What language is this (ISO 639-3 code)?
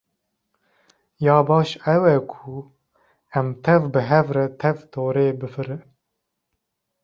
kur